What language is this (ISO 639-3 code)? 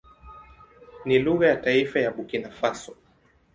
swa